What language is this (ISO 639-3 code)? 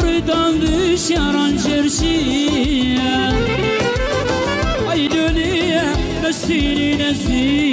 sqi